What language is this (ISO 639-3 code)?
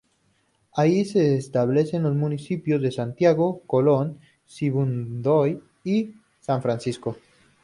spa